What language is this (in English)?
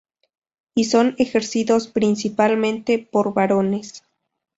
Spanish